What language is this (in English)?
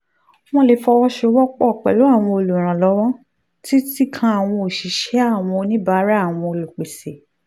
Yoruba